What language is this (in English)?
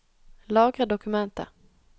Norwegian